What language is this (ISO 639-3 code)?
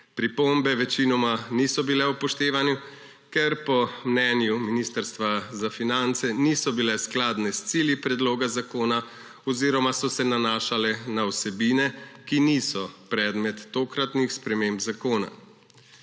slv